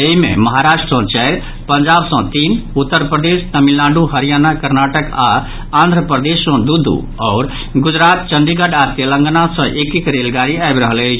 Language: Maithili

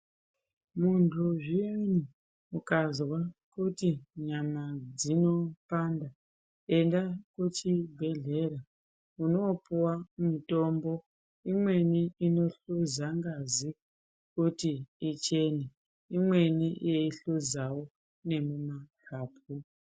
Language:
Ndau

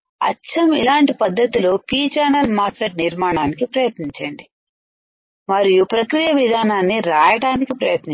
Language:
Telugu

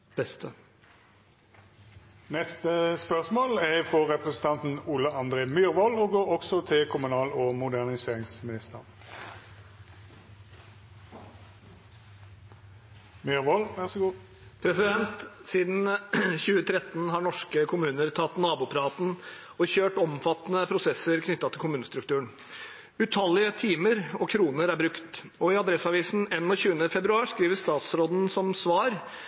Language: Norwegian Bokmål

